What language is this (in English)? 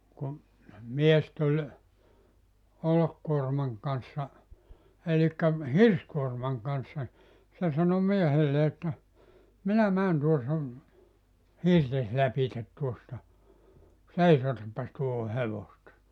Finnish